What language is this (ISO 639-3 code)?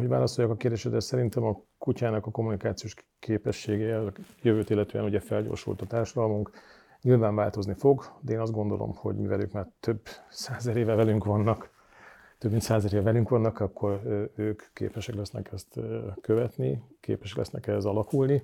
hun